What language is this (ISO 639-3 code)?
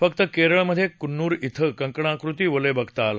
mar